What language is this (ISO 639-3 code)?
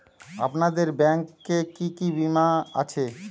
ben